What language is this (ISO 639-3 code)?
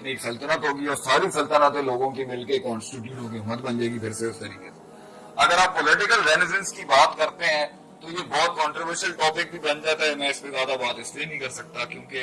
urd